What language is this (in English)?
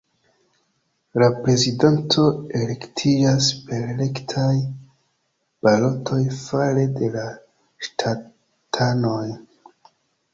Esperanto